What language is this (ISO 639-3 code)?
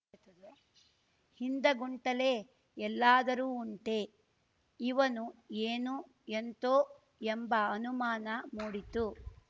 kan